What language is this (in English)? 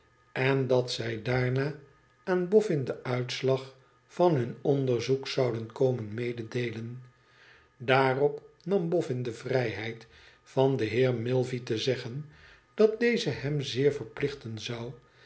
Dutch